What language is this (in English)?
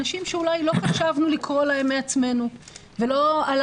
Hebrew